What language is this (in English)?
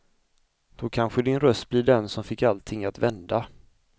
Swedish